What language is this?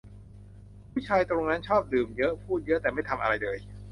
Thai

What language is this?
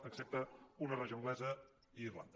Catalan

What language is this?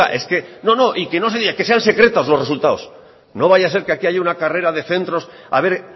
Spanish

